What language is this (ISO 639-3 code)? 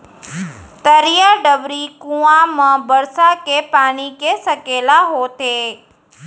hne